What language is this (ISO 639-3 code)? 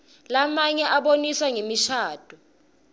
ssw